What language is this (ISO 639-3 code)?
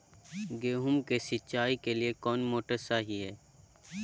mag